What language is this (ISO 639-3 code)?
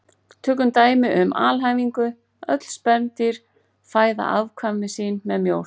isl